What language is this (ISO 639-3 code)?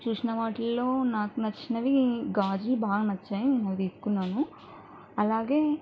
tel